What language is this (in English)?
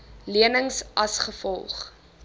Afrikaans